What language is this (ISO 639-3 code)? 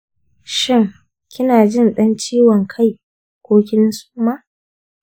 hau